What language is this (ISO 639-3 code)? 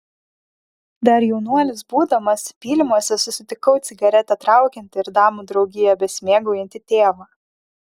lit